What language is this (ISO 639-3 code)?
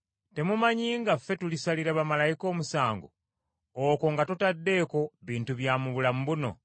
lug